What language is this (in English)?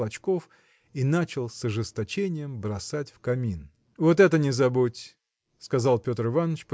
Russian